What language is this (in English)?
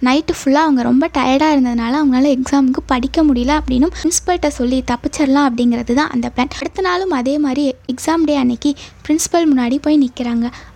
Tamil